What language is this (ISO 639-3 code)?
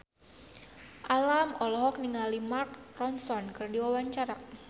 sun